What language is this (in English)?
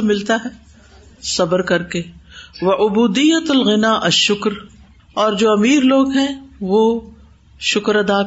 Urdu